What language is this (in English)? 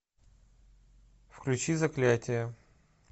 Russian